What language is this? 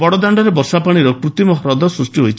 Odia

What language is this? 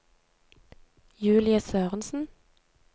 Norwegian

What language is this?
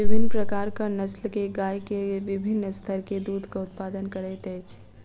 Maithili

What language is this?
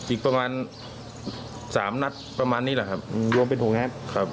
Thai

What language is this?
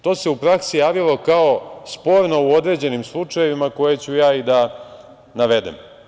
Serbian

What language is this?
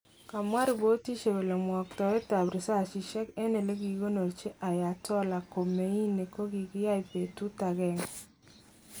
Kalenjin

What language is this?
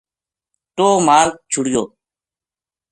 Gujari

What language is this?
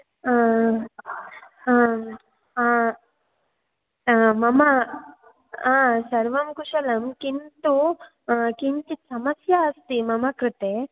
Sanskrit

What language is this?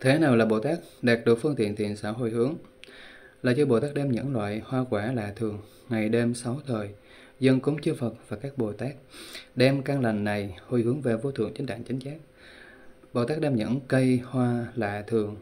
Vietnamese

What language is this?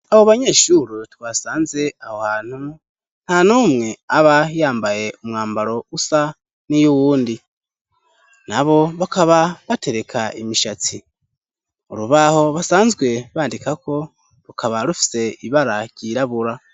Rundi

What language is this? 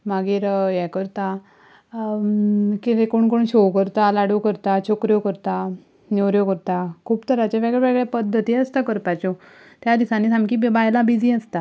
Konkani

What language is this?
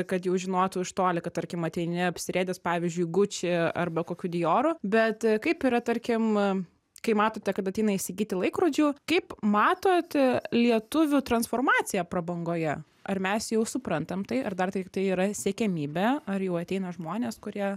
Lithuanian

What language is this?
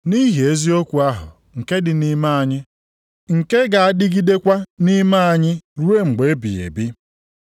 Igbo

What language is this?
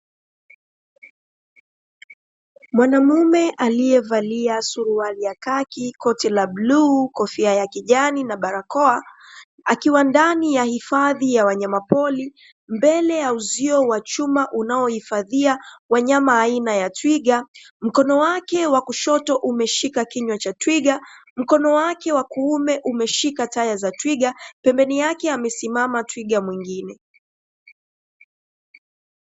Swahili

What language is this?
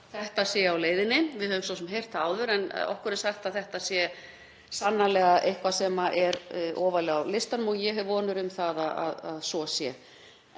Icelandic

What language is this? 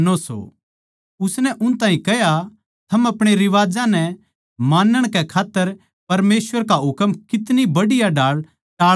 Haryanvi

